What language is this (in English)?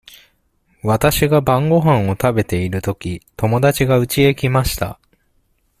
Japanese